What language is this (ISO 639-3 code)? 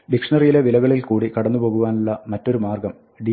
mal